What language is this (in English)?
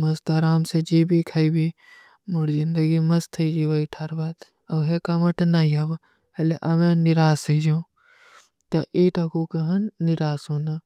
Kui (India)